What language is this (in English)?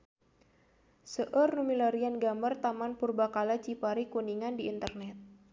Sundanese